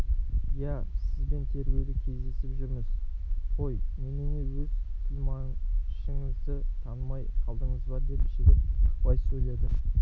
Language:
Kazakh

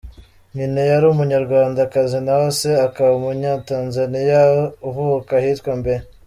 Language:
Kinyarwanda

